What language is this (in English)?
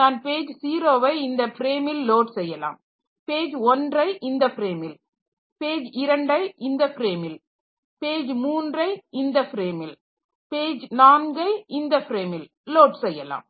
Tamil